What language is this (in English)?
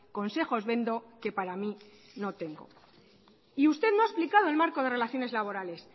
Spanish